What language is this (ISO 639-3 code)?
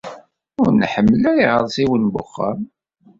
kab